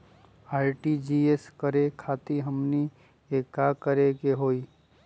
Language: Magahi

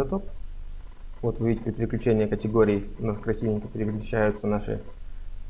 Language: Russian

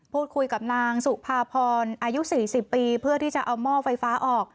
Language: Thai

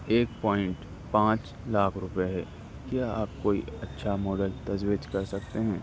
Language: Urdu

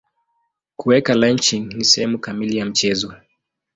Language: Swahili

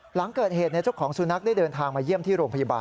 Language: Thai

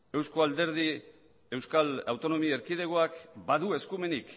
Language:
Basque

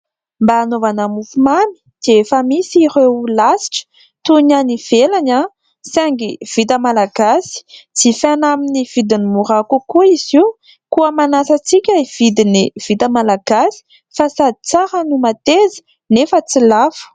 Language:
Malagasy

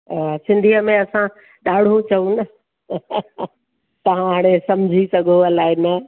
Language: Sindhi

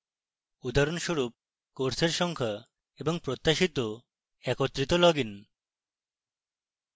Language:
Bangla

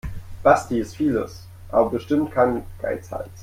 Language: German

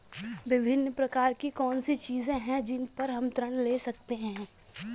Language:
Hindi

